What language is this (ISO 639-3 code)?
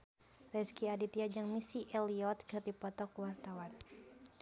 sun